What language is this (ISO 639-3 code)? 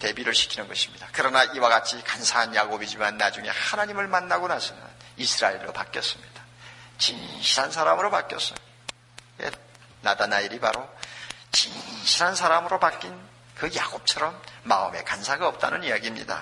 kor